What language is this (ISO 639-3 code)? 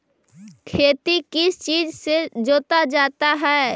mag